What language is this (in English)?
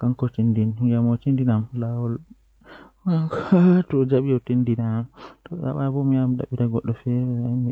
Western Niger Fulfulde